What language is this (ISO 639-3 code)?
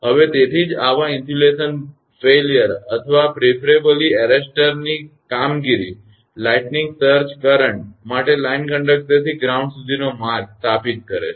guj